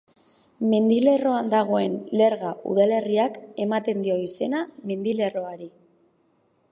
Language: Basque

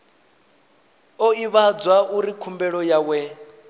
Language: Venda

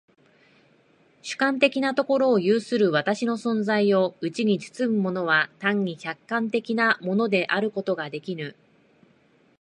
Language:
Japanese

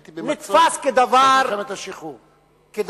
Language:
Hebrew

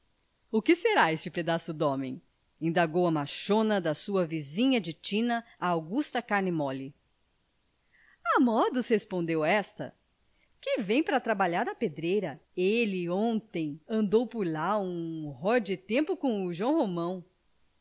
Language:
Portuguese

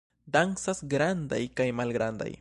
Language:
Esperanto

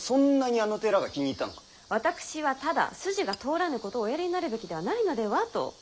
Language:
Japanese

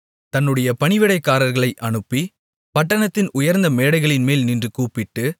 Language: Tamil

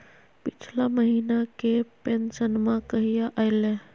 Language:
Magahi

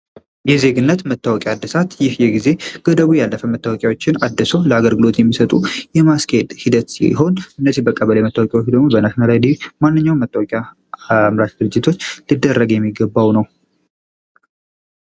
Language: Amharic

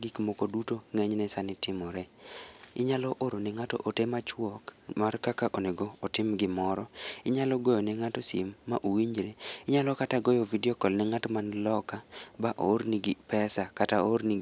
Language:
Luo (Kenya and Tanzania)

